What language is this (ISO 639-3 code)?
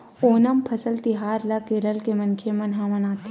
hne